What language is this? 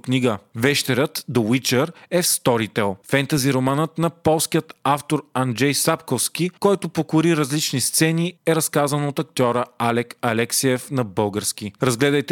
Bulgarian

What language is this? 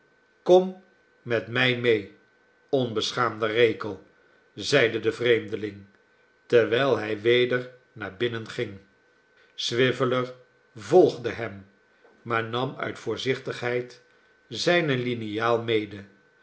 Dutch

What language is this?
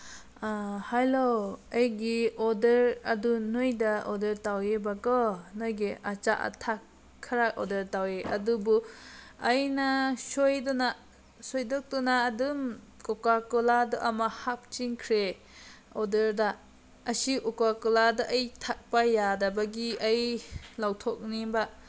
Manipuri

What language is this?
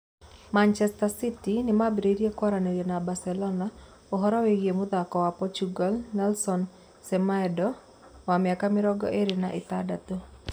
Kikuyu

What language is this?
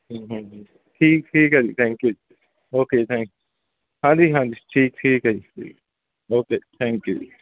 Punjabi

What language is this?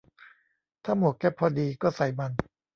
Thai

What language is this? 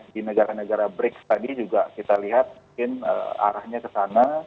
Indonesian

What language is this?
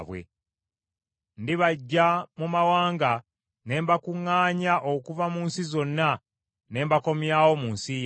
Ganda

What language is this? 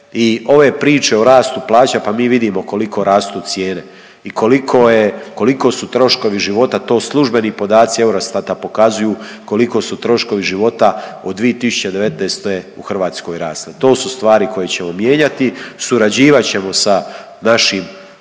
Croatian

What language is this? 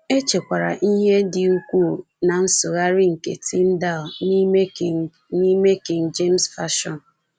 Igbo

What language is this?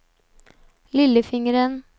Norwegian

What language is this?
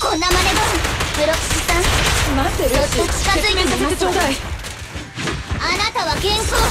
Japanese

